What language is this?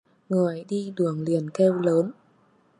Vietnamese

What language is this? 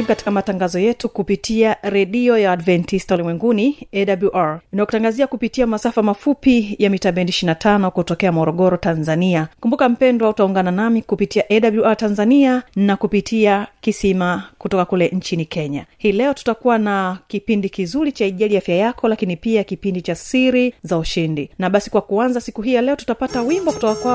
Swahili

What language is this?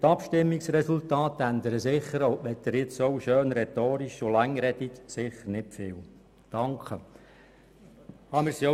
Swiss German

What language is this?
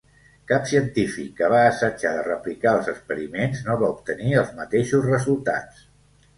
Catalan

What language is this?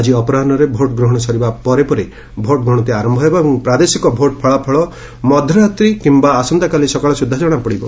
Odia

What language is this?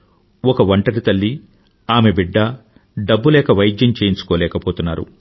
Telugu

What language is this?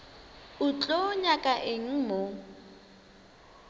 Northern Sotho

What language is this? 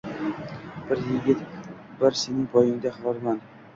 Uzbek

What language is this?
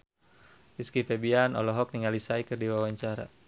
Sundanese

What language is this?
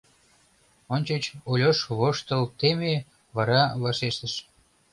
Mari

